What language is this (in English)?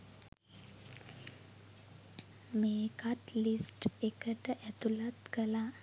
Sinhala